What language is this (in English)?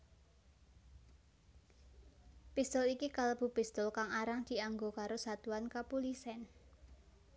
Javanese